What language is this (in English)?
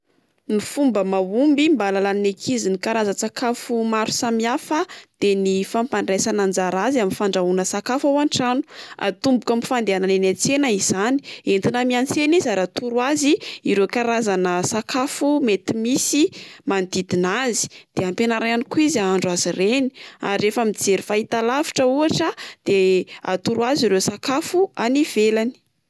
Malagasy